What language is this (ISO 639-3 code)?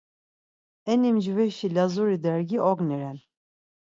lzz